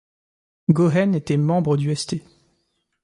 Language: French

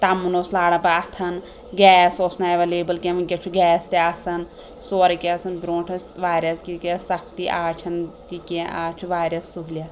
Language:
Kashmiri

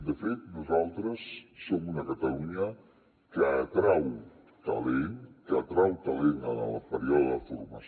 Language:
Catalan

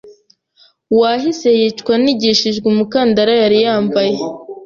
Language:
Kinyarwanda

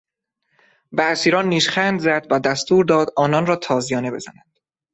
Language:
Persian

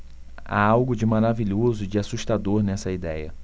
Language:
Portuguese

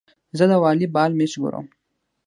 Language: Pashto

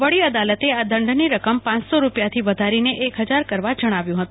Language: Gujarati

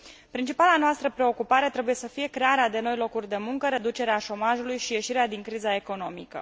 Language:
Romanian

